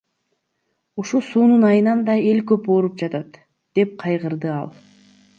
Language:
Kyrgyz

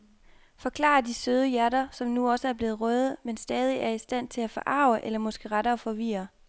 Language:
Danish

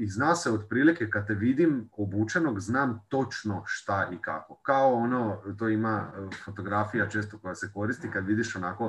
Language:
Croatian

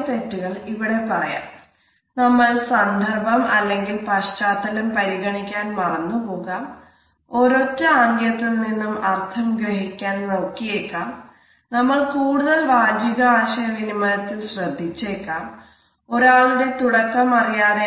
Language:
Malayalam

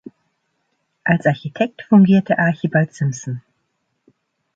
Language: German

